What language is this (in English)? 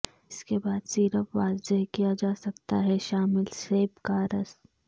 Urdu